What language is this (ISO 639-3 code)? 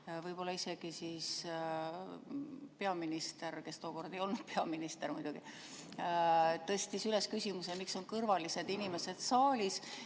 est